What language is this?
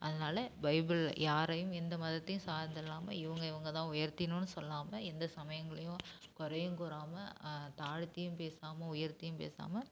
Tamil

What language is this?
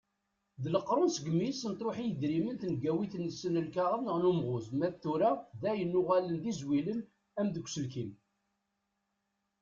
Kabyle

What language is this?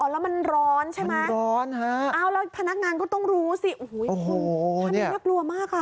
Thai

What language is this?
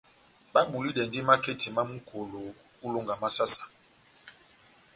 Batanga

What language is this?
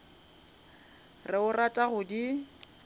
Northern Sotho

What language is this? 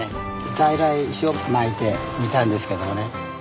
Japanese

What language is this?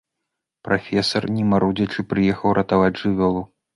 Belarusian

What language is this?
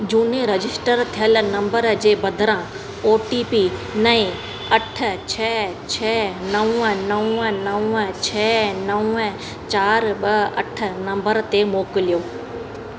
Sindhi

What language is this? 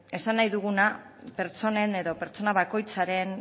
Basque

